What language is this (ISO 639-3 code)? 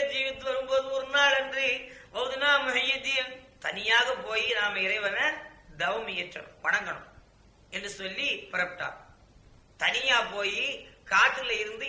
tam